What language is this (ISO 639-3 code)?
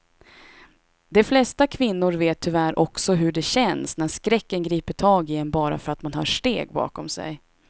swe